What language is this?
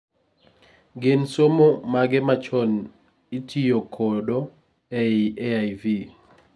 Luo (Kenya and Tanzania)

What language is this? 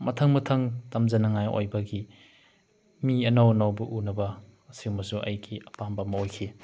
Manipuri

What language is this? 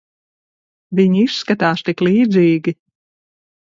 Latvian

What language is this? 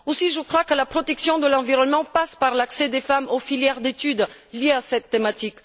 French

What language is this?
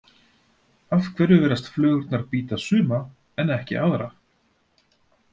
Icelandic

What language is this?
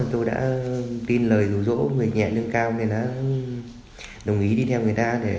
Vietnamese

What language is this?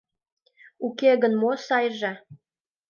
Mari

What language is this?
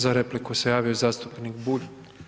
Croatian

